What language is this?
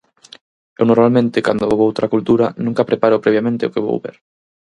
Galician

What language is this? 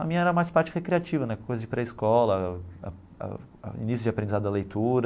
Portuguese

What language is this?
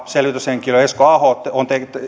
Finnish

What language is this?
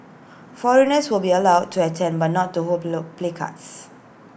English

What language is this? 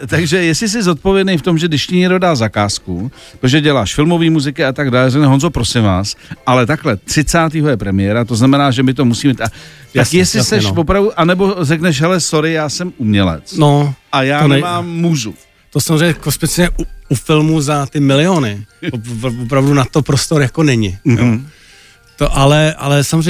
Czech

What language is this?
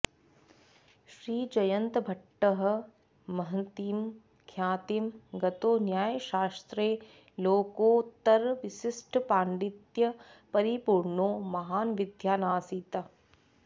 Sanskrit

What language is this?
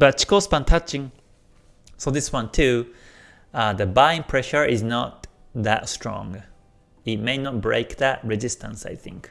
English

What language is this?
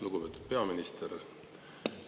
Estonian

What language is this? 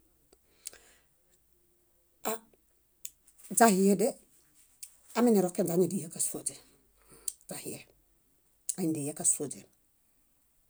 Bayot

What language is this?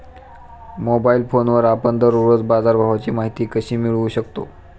Marathi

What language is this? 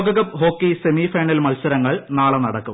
Malayalam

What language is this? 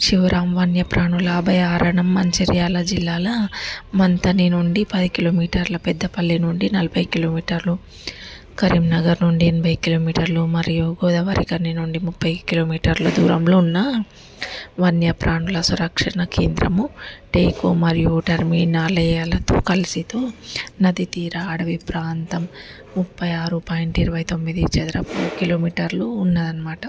Telugu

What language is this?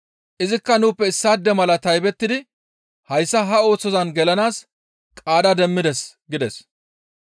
Gamo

